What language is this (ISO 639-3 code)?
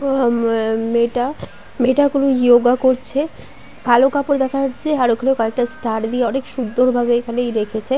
ben